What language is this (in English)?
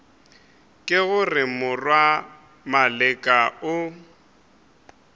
Northern Sotho